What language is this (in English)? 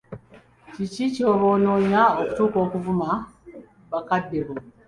Ganda